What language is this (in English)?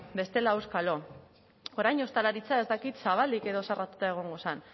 Basque